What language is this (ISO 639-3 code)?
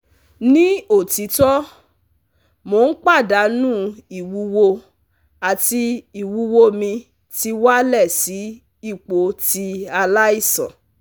yor